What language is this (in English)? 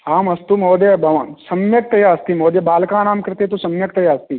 Sanskrit